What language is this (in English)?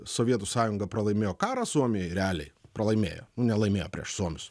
Lithuanian